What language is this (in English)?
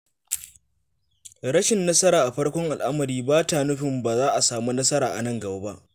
Hausa